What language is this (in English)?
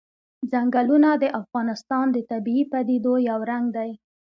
Pashto